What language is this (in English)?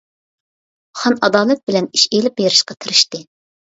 Uyghur